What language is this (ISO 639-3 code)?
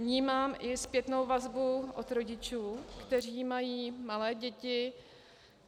ces